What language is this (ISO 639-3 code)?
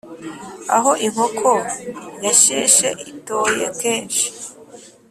kin